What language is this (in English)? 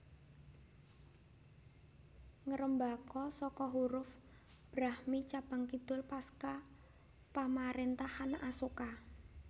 Javanese